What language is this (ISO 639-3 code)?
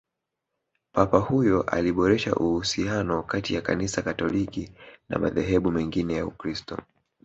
swa